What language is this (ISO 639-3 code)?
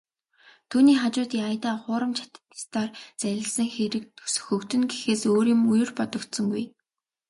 mon